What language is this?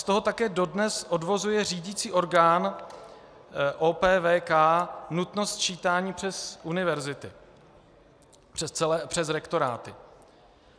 Czech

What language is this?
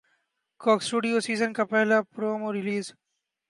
Urdu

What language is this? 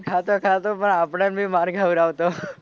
Gujarati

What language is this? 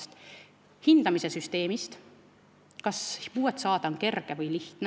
Estonian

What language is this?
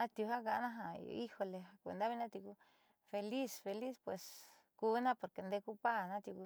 Southeastern Nochixtlán Mixtec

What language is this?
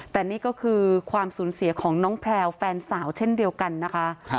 Thai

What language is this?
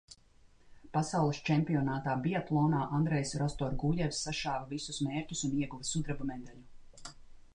Latvian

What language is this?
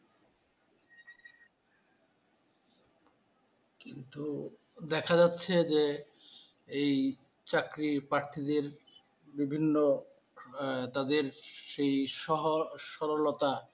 Bangla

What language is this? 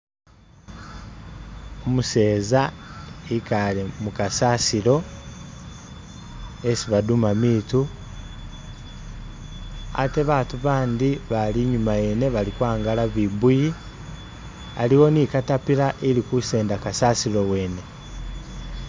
Masaaba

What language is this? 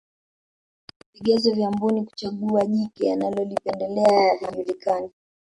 Swahili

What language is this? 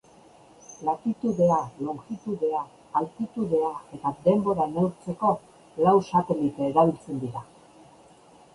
Basque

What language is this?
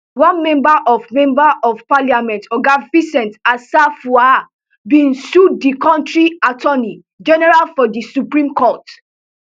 Nigerian Pidgin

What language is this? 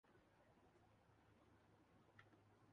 Urdu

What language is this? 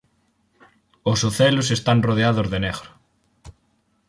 Galician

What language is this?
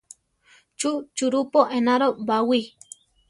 Central Tarahumara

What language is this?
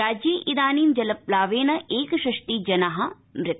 Sanskrit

